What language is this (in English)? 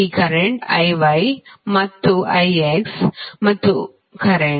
Kannada